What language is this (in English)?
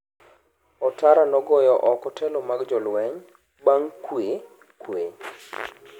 Luo (Kenya and Tanzania)